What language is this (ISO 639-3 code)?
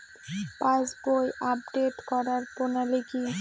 ben